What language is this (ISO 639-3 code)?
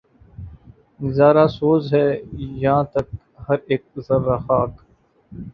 urd